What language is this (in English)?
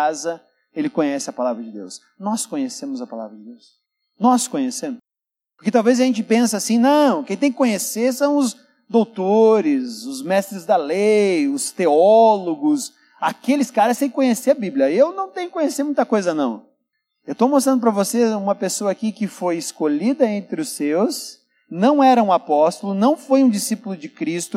Portuguese